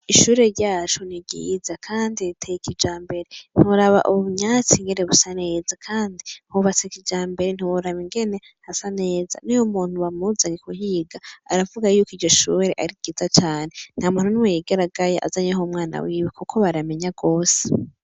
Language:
Rundi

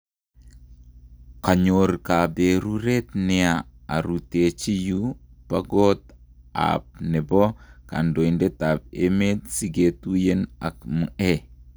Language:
Kalenjin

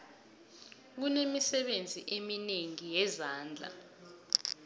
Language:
South Ndebele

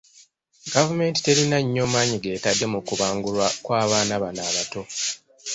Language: Ganda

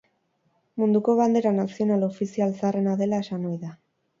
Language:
Basque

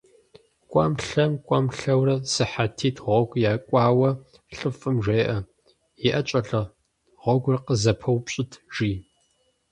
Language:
Kabardian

